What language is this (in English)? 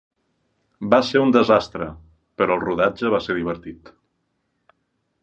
Catalan